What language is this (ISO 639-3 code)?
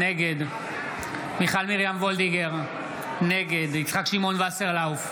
heb